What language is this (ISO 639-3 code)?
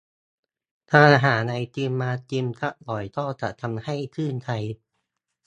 tha